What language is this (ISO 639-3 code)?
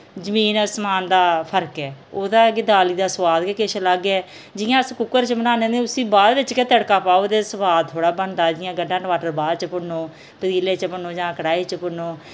doi